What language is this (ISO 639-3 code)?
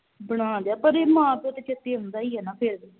pan